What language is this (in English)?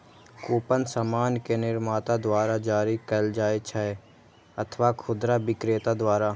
Maithili